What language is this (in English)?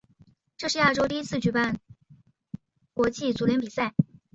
Chinese